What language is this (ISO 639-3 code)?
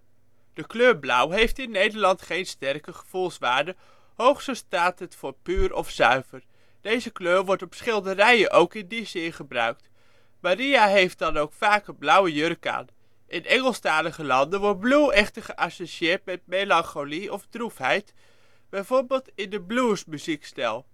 nld